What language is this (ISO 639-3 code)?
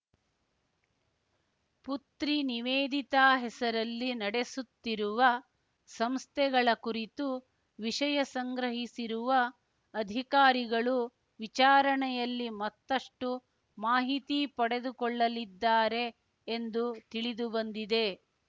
kan